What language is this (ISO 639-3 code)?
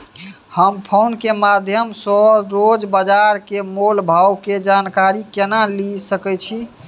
mai